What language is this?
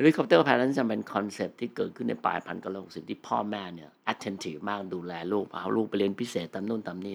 Thai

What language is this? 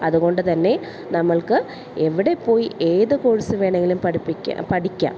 Malayalam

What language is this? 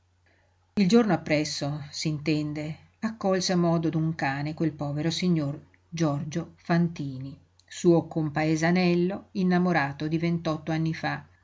Italian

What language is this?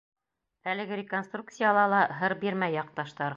Bashkir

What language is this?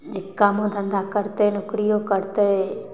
Maithili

